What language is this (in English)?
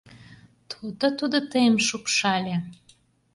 Mari